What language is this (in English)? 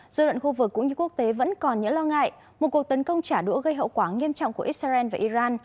Vietnamese